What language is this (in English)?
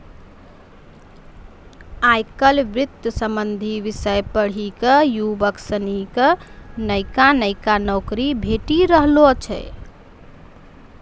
Maithili